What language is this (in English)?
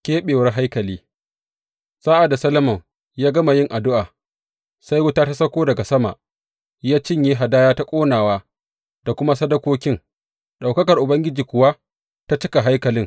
Hausa